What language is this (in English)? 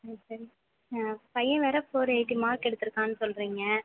Tamil